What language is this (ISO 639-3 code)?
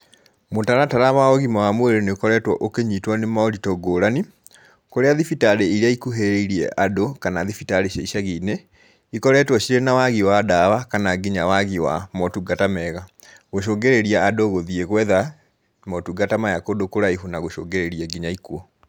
kik